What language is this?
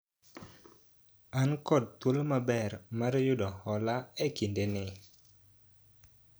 Luo (Kenya and Tanzania)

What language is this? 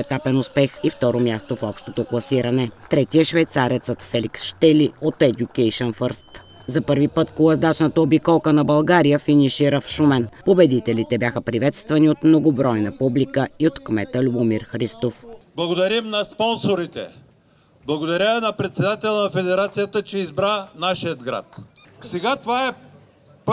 Bulgarian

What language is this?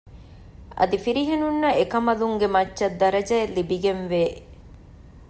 Divehi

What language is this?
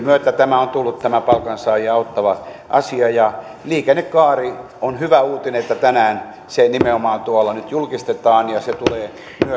Finnish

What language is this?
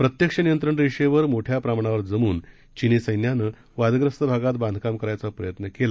Marathi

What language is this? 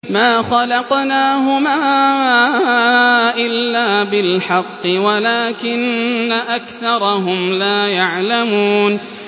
Arabic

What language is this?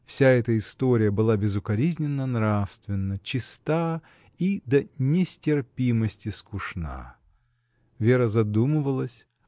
Russian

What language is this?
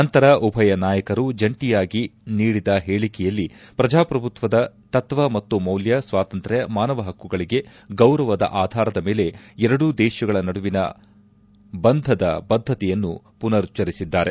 Kannada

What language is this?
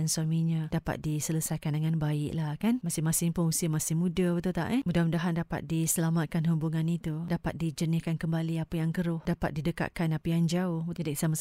Malay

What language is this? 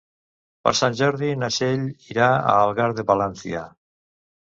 Catalan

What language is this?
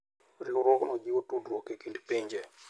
Luo (Kenya and Tanzania)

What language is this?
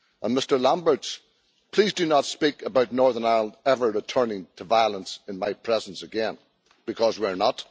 English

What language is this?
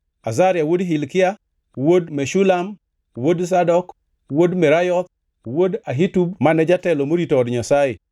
Luo (Kenya and Tanzania)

